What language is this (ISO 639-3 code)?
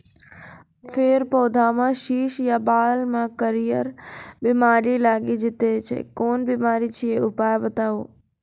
mai